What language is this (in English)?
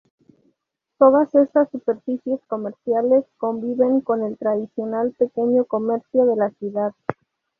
Spanish